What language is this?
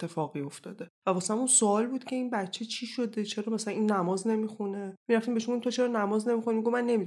Persian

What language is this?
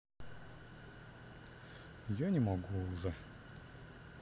Russian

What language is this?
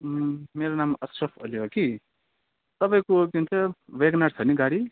Nepali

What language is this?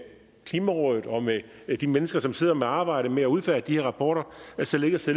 Danish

